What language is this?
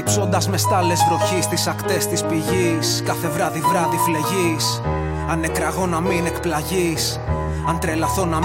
Greek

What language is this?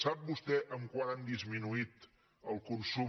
Catalan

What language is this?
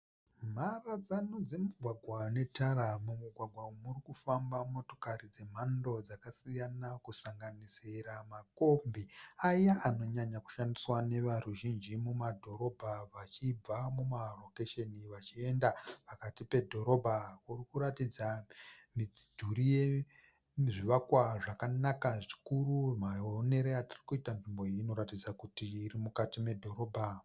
Shona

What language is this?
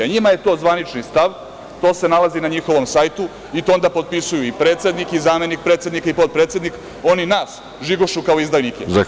Serbian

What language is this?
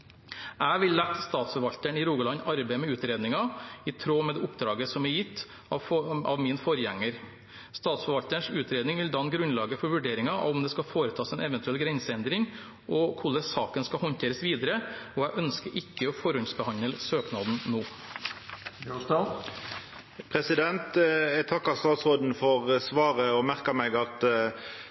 Norwegian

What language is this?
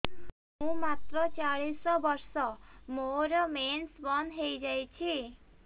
Odia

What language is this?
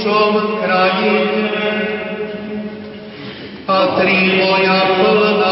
Slovak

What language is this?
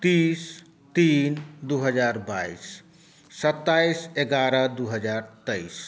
Maithili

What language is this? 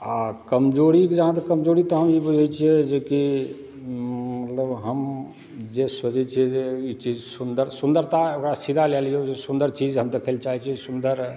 Maithili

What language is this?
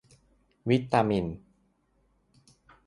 Thai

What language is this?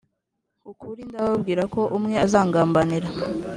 Kinyarwanda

